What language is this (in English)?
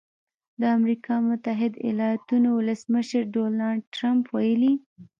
Pashto